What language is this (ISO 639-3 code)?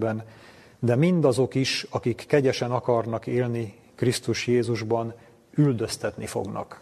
hun